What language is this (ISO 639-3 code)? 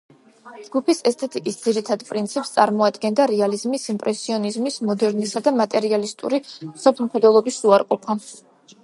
kat